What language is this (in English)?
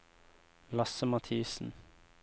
Norwegian